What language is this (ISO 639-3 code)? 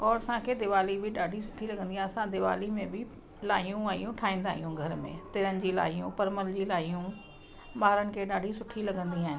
snd